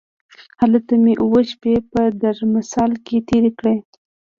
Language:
Pashto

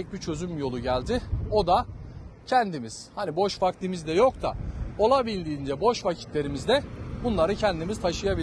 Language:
Turkish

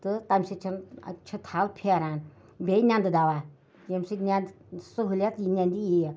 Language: Kashmiri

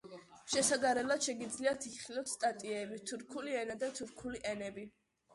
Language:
Georgian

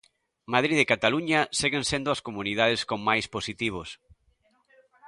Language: Galician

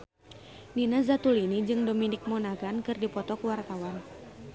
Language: Sundanese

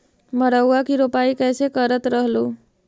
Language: Magahi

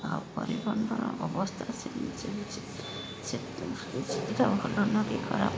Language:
Odia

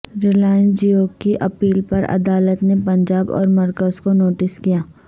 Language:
Urdu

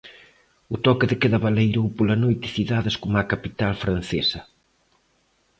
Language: Galician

